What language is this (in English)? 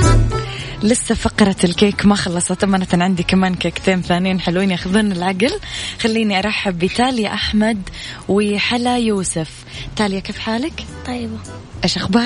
Arabic